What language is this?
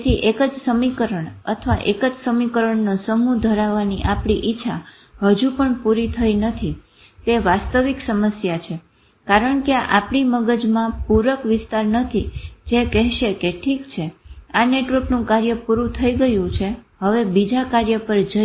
Gujarati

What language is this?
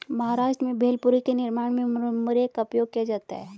Hindi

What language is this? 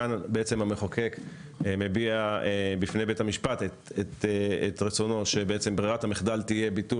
Hebrew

